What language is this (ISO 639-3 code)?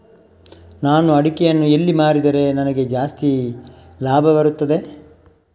kan